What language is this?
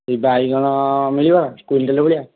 Odia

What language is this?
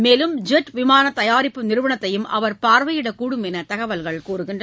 Tamil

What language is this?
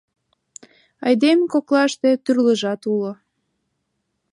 Mari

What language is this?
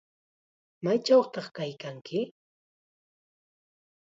Chiquián Ancash Quechua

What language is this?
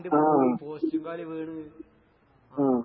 Malayalam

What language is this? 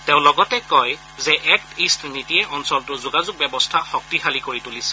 Assamese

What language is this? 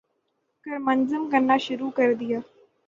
Urdu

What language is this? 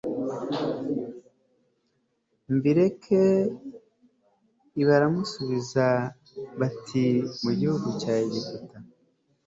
Kinyarwanda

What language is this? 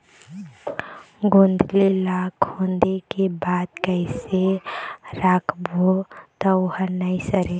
Chhattisgarhi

